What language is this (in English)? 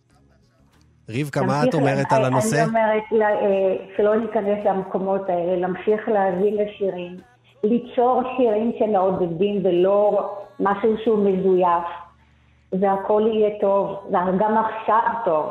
Hebrew